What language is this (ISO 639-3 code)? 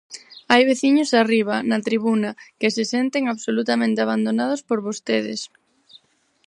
glg